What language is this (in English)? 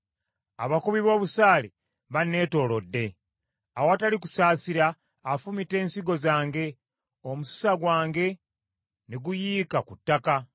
Ganda